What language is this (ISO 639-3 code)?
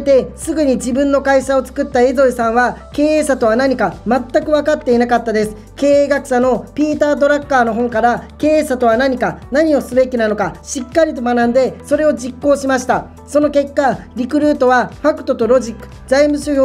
jpn